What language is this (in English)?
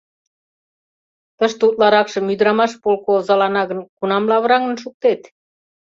Mari